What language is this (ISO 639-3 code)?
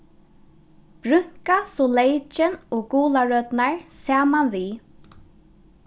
fao